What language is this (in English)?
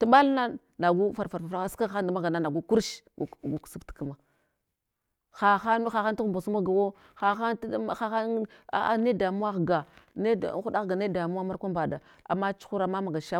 Hwana